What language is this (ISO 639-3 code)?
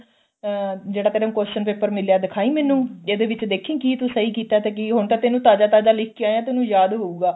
pan